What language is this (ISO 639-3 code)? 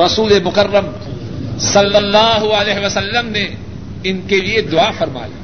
urd